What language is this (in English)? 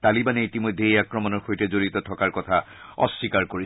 Assamese